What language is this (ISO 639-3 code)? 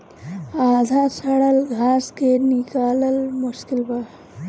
bho